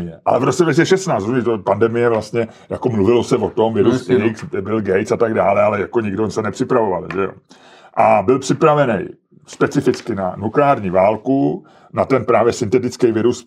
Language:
Czech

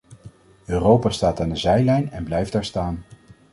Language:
Dutch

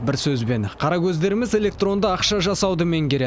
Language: Kazakh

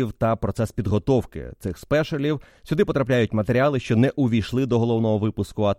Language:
Ukrainian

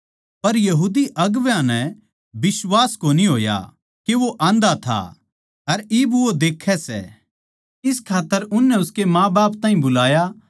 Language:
Haryanvi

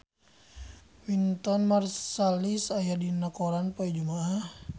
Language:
Sundanese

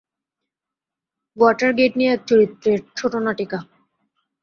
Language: Bangla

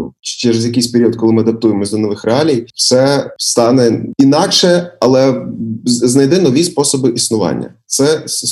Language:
Ukrainian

